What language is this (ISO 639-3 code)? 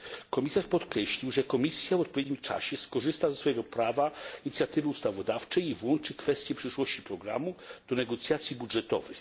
pol